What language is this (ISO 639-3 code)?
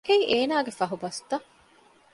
div